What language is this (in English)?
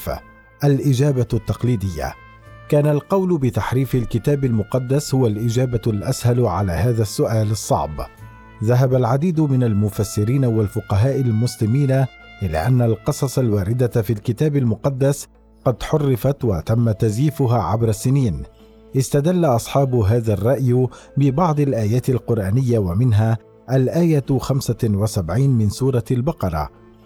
Arabic